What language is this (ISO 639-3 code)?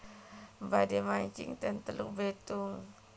jav